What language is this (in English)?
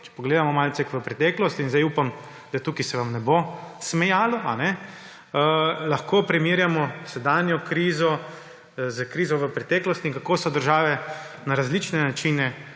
Slovenian